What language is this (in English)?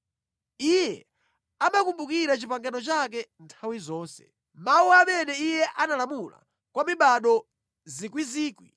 Nyanja